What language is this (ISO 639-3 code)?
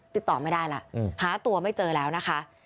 tha